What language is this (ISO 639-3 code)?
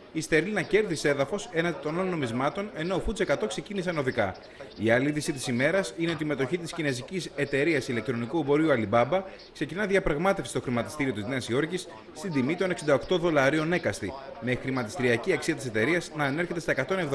ell